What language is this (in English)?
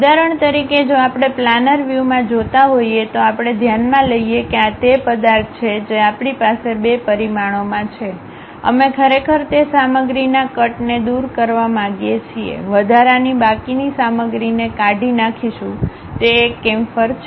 Gujarati